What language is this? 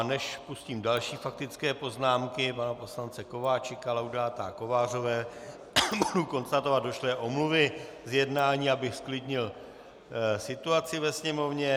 Czech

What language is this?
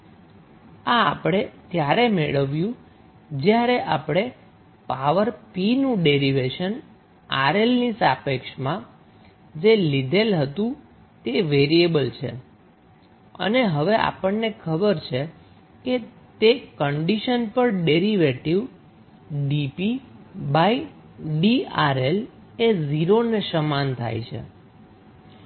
Gujarati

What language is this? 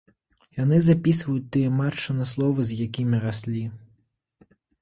Belarusian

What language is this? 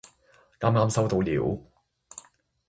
Cantonese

